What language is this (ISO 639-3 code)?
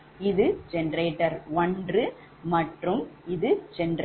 tam